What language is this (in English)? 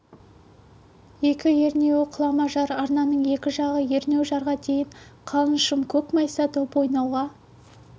Kazakh